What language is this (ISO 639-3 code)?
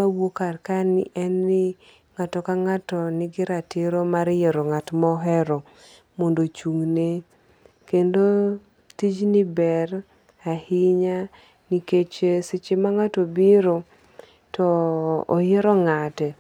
luo